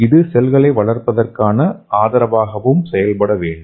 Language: Tamil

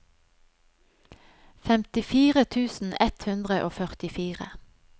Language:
Norwegian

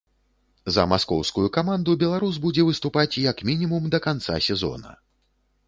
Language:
Belarusian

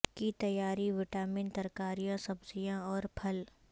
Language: Urdu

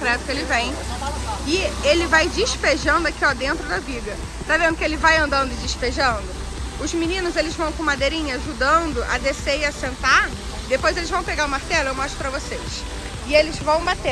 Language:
Portuguese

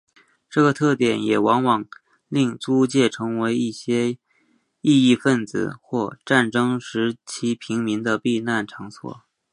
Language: Chinese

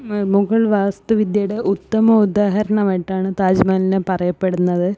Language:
Malayalam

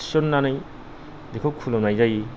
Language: Bodo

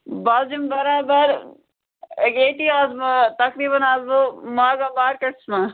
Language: Kashmiri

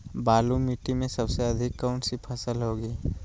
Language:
Magahi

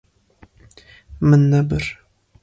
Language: Kurdish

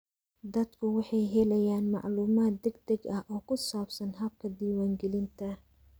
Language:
Somali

